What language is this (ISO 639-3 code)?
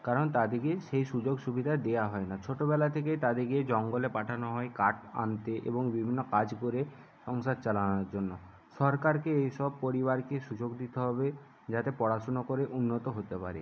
ben